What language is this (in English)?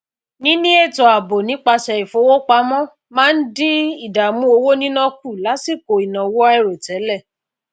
Yoruba